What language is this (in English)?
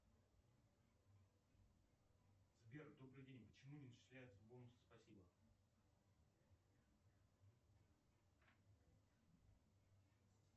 Russian